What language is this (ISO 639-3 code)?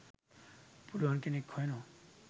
sin